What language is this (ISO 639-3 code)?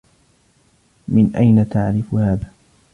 ara